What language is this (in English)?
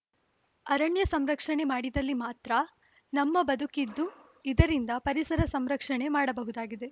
Kannada